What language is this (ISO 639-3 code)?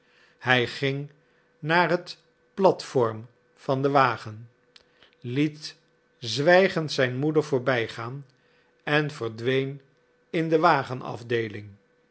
nld